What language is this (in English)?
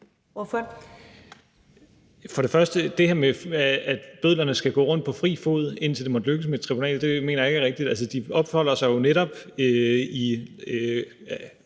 Danish